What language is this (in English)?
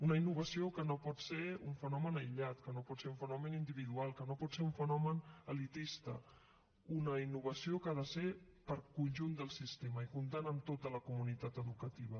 Catalan